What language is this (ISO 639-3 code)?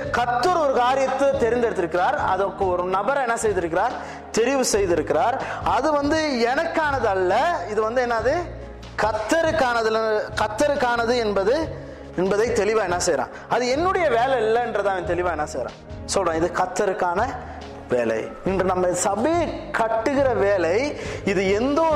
tam